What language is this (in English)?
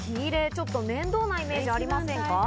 Japanese